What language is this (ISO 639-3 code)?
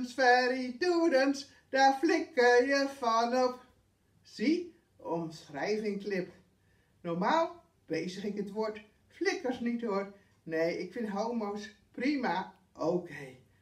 nld